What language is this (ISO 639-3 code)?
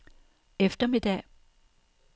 dan